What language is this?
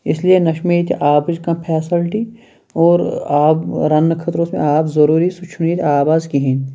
Kashmiri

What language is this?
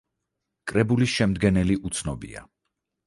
Georgian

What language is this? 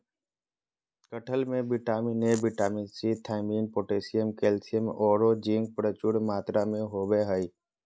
Magahi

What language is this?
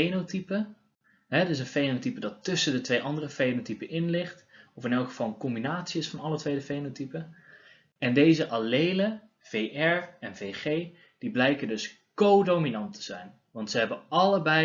Dutch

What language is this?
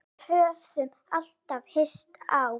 Icelandic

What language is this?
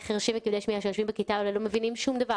Hebrew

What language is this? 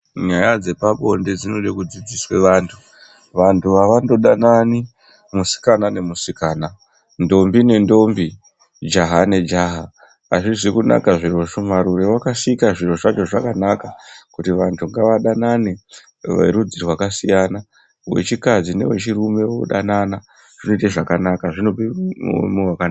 Ndau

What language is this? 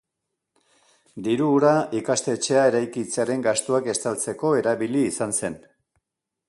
Basque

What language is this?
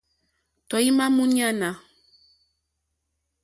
Mokpwe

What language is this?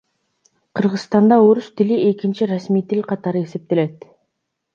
Kyrgyz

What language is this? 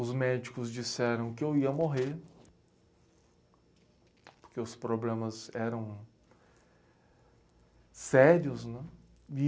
Portuguese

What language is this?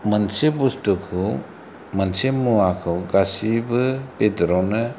Bodo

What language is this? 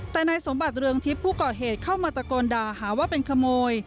Thai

